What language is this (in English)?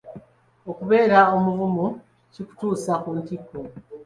Ganda